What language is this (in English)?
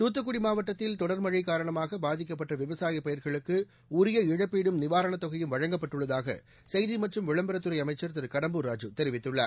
Tamil